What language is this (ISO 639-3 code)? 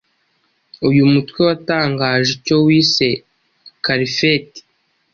kin